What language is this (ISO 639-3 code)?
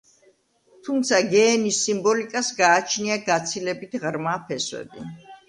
kat